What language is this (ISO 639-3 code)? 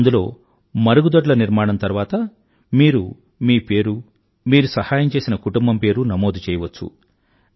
tel